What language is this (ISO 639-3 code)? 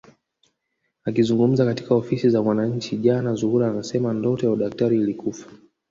swa